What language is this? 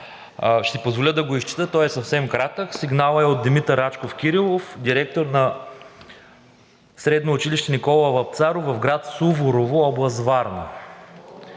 Bulgarian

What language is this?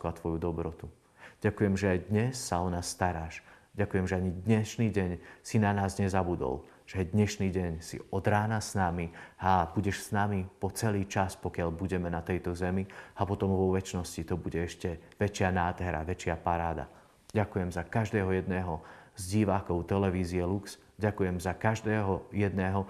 Slovak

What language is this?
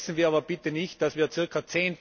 German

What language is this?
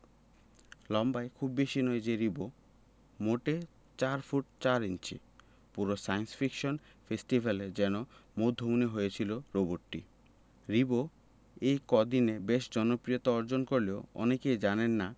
Bangla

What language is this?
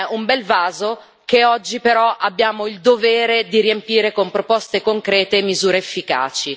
Italian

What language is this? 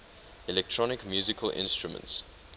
English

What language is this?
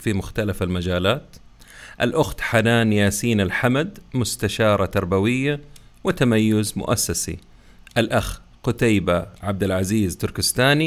Arabic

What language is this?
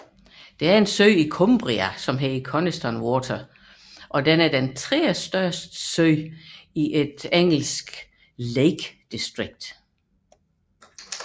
Danish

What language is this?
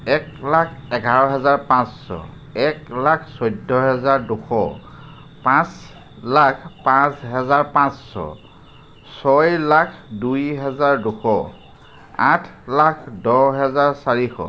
Assamese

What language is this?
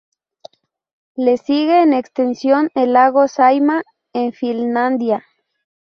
Spanish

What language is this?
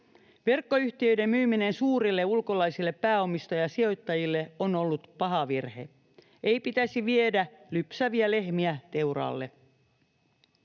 Finnish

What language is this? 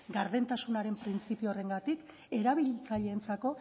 Basque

